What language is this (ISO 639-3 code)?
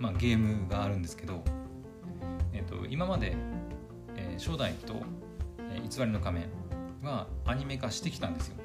jpn